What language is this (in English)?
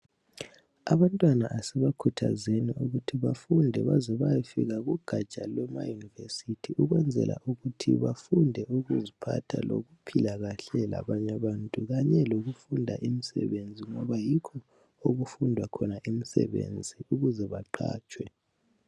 North Ndebele